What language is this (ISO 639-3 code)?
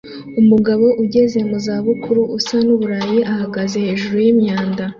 kin